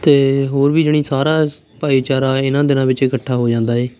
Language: Punjabi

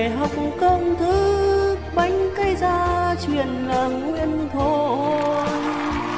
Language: Vietnamese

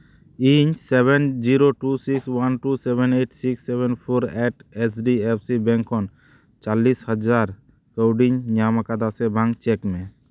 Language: Santali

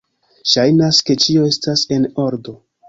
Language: Esperanto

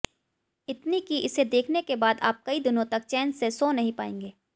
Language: Hindi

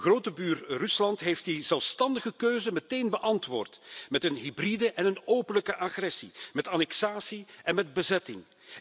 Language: Dutch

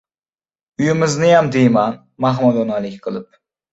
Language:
Uzbek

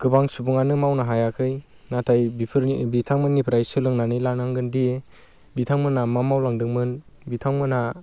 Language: Bodo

